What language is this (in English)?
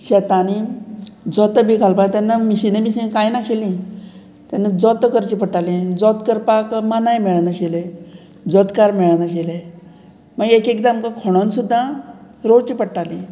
Konkani